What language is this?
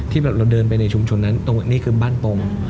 Thai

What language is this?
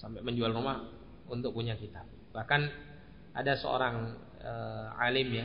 Indonesian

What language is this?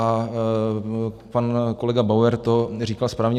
Czech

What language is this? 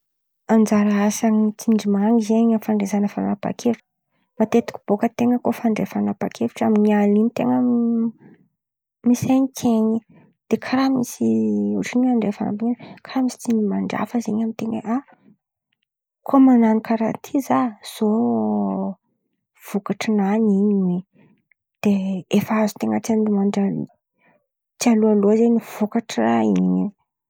Antankarana Malagasy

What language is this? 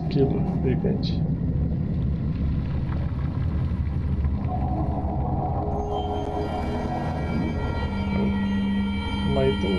Portuguese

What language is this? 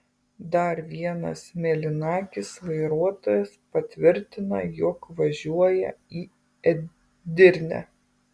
Lithuanian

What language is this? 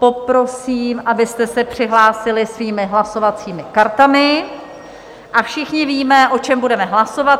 Czech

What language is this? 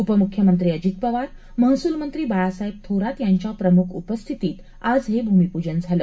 Marathi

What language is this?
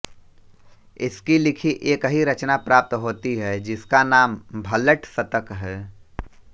Hindi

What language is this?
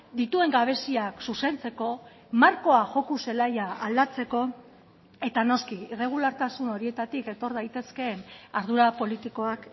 Basque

